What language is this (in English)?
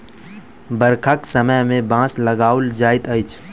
Maithili